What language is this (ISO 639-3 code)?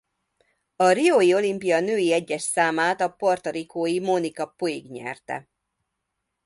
hun